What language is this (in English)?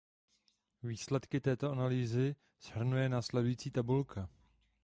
Czech